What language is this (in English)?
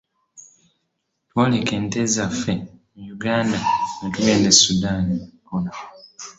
Ganda